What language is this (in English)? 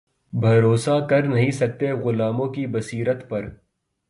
Urdu